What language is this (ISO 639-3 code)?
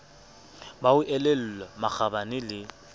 sot